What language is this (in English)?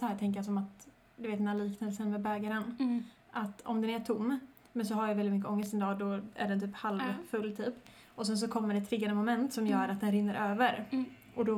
Swedish